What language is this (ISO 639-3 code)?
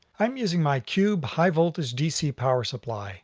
eng